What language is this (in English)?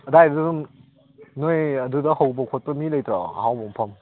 Manipuri